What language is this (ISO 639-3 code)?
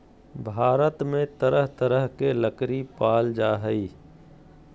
mag